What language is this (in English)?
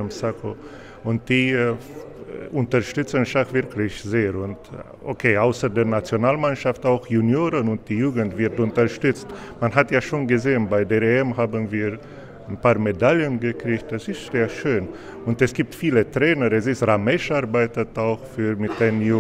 German